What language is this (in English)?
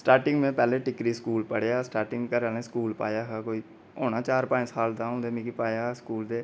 Dogri